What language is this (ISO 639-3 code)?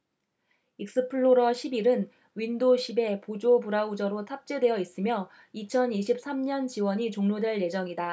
kor